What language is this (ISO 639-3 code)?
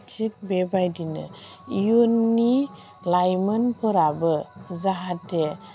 brx